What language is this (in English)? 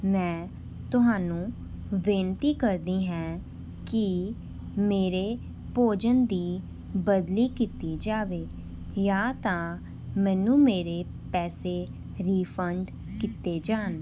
Punjabi